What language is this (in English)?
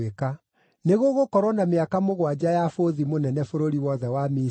Kikuyu